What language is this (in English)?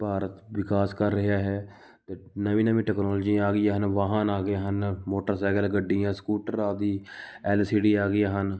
Punjabi